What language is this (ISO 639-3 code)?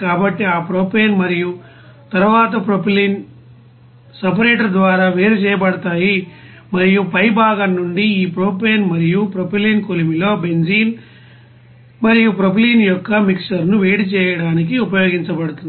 tel